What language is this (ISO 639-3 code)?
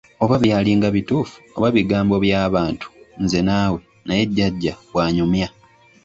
lug